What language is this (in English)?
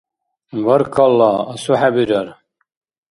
Dargwa